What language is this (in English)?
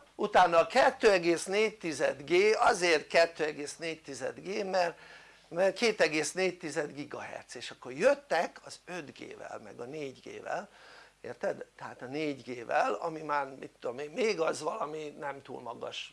Hungarian